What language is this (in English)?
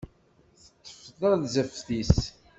Kabyle